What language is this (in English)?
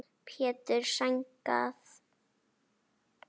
Icelandic